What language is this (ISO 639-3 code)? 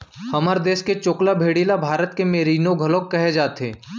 hne